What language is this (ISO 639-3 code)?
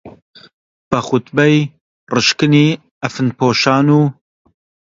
ckb